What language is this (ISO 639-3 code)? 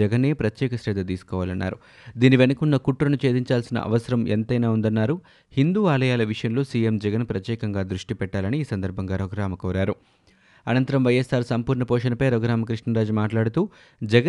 tel